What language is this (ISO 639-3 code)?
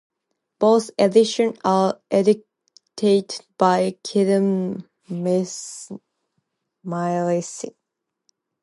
eng